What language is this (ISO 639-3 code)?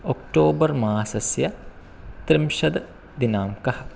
san